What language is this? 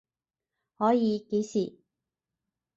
Cantonese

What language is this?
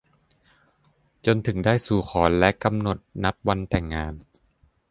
Thai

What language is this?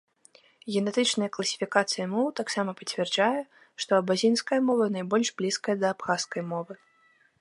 Belarusian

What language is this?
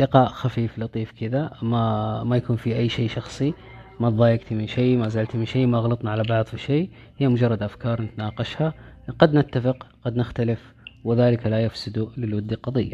Arabic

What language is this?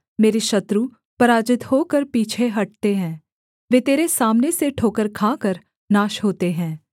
Hindi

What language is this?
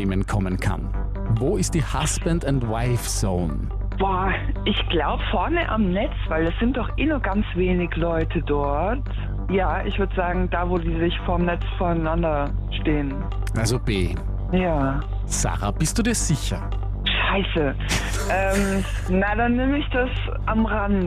German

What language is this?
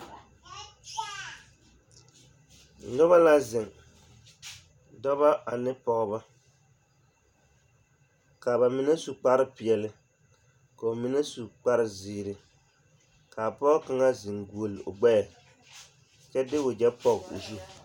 Southern Dagaare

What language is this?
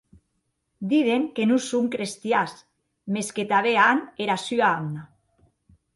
Occitan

